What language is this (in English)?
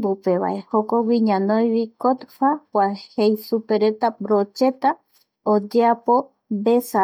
Eastern Bolivian Guaraní